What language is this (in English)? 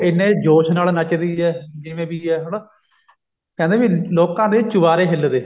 Punjabi